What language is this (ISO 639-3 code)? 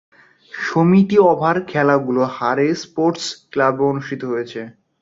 ben